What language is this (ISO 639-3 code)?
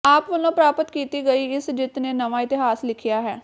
pan